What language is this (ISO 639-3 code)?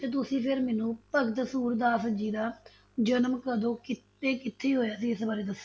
pan